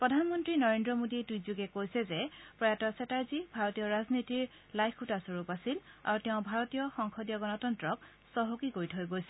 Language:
Assamese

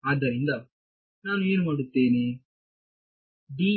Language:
Kannada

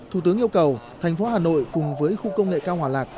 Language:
Vietnamese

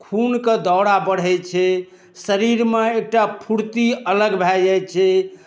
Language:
Maithili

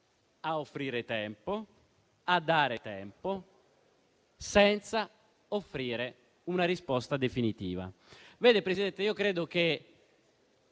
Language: Italian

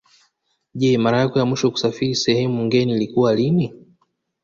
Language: Swahili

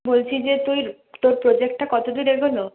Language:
Bangla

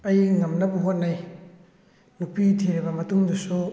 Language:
Manipuri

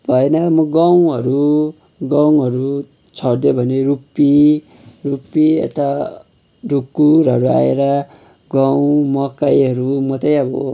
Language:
Nepali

